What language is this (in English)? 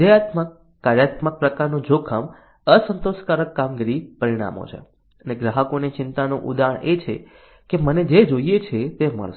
Gujarati